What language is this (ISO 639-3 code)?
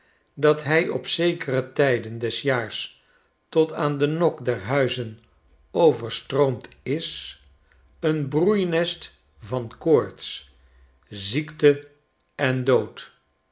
nld